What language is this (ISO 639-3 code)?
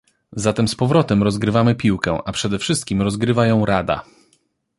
pol